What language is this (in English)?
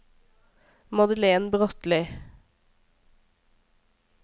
Norwegian